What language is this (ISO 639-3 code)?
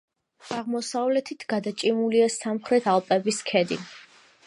kat